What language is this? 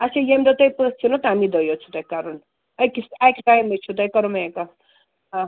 Kashmiri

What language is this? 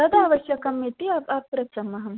Sanskrit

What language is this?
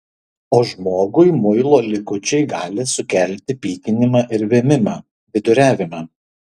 Lithuanian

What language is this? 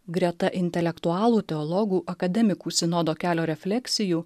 Lithuanian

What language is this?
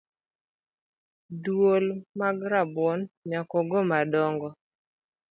Luo (Kenya and Tanzania)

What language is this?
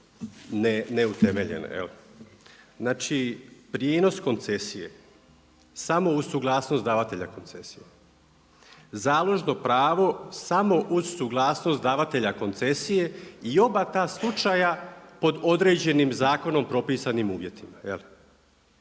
Croatian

